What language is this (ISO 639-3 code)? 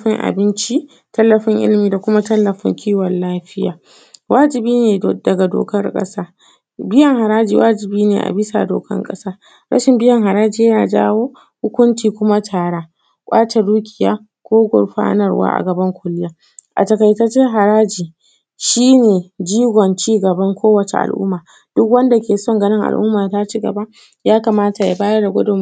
hau